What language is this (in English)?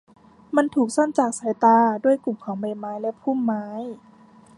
Thai